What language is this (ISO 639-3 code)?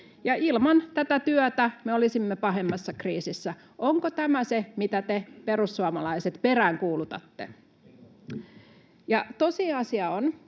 fin